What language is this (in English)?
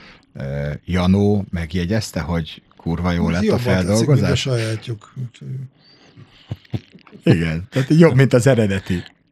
Hungarian